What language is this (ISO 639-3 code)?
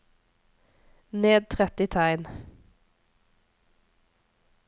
nor